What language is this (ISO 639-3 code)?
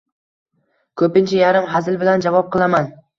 uzb